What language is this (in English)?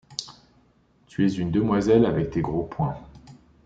French